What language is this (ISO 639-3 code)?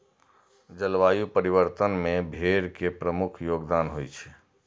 mai